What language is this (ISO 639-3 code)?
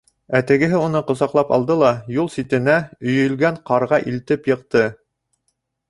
bak